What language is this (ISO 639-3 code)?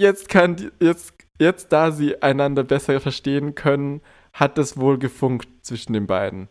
deu